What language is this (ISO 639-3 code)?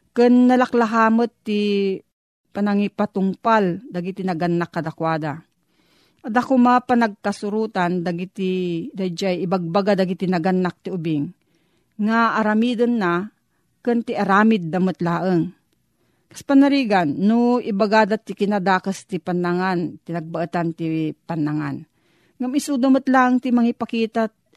fil